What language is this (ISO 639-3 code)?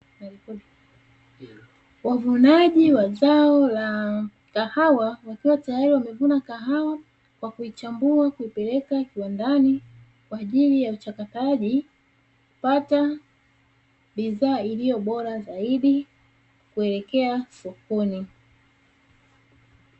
swa